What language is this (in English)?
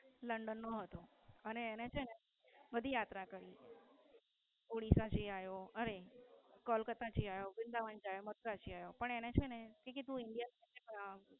Gujarati